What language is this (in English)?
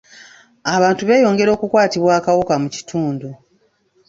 Ganda